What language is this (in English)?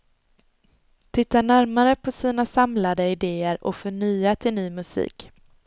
Swedish